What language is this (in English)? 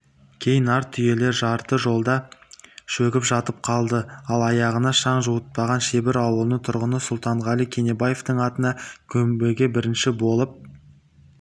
Kazakh